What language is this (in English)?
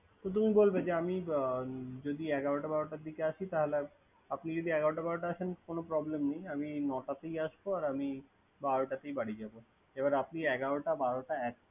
Bangla